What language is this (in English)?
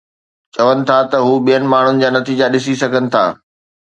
Sindhi